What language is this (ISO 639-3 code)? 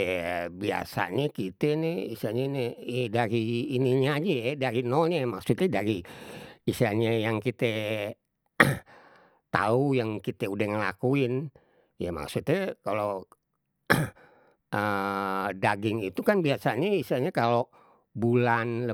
bew